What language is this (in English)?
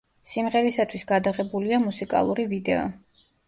Georgian